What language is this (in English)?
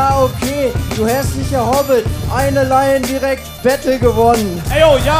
German